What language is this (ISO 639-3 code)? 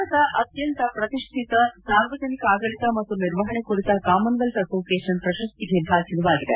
kan